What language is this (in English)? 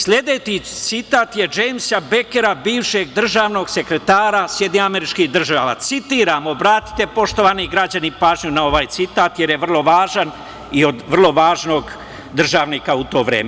Serbian